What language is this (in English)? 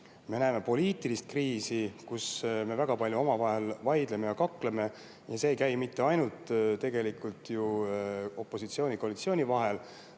Estonian